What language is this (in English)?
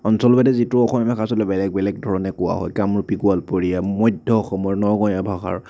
Assamese